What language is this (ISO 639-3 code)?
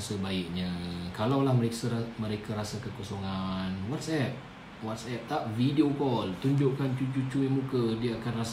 msa